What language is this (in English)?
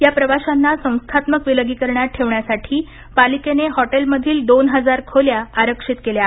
Marathi